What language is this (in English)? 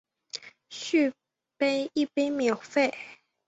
Chinese